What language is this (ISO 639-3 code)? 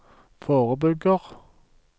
nor